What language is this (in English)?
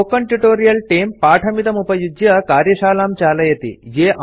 Sanskrit